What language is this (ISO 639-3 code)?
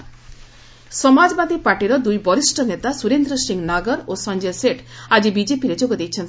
ori